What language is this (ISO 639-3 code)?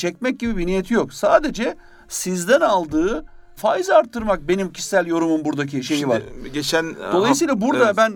tur